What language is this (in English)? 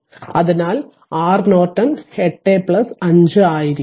Malayalam